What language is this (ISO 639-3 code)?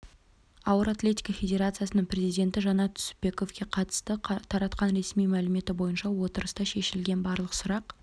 kaz